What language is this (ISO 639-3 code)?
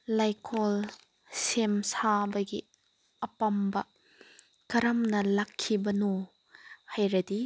mni